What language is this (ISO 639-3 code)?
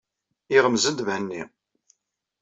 kab